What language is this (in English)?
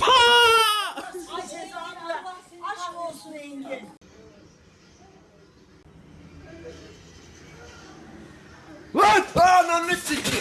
Turkish